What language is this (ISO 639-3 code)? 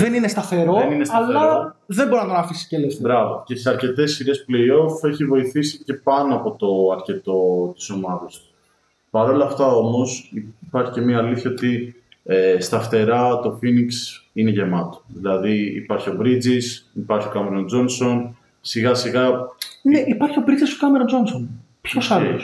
ell